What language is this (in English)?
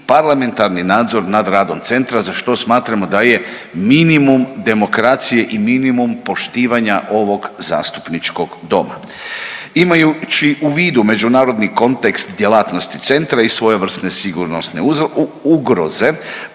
Croatian